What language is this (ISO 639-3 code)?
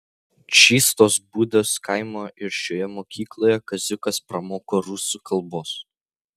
lit